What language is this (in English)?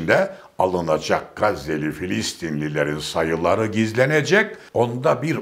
Turkish